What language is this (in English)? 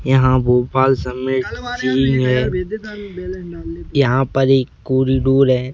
Hindi